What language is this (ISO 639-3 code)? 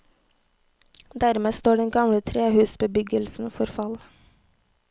nor